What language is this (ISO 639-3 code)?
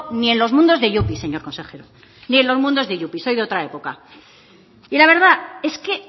spa